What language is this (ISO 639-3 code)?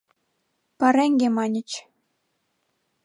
chm